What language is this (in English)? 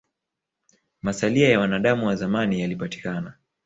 Swahili